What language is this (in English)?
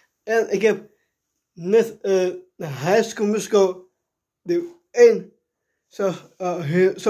Dutch